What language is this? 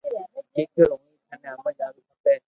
Loarki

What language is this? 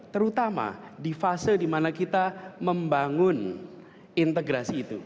Indonesian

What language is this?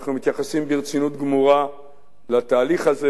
Hebrew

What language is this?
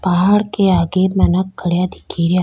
Rajasthani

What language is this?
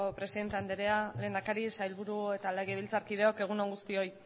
Basque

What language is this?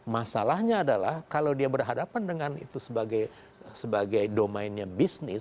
Indonesian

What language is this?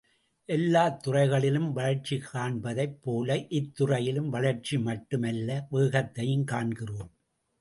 Tamil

